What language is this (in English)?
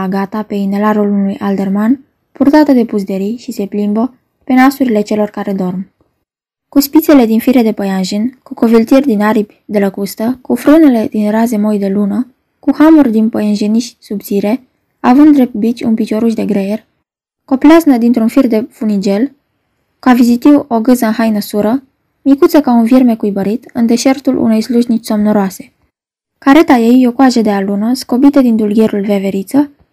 Romanian